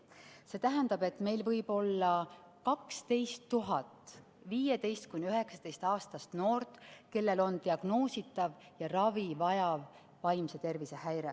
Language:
Estonian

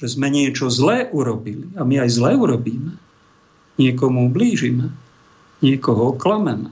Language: Slovak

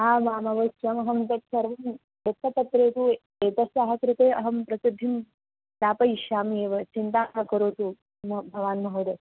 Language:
Sanskrit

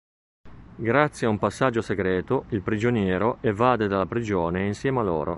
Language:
Italian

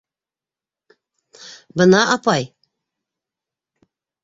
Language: Bashkir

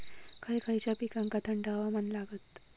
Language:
Marathi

